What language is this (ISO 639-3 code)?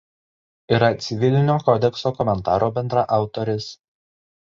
lit